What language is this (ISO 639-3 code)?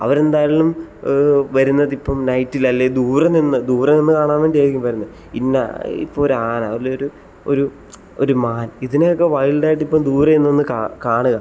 mal